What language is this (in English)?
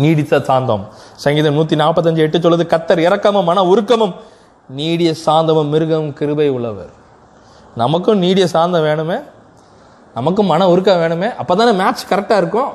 Tamil